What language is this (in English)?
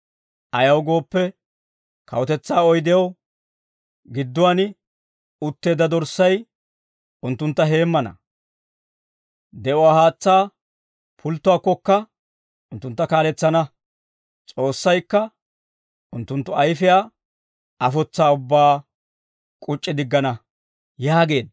Dawro